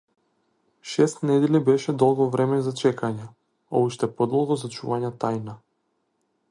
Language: Macedonian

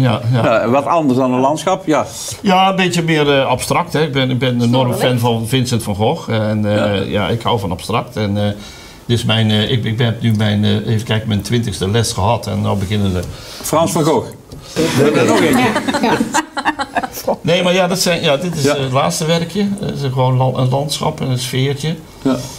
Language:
Dutch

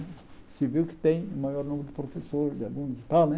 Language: Portuguese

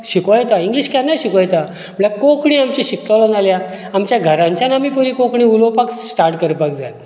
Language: Konkani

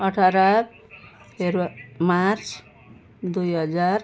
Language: Nepali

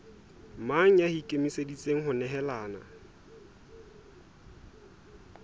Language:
Southern Sotho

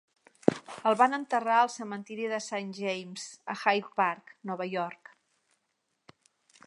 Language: Catalan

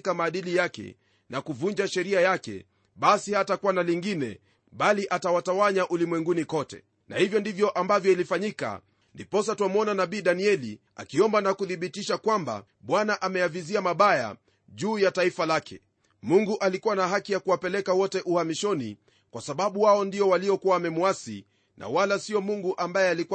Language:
Swahili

